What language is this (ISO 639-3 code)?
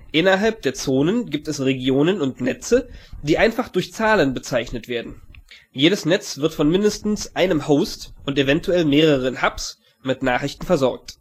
deu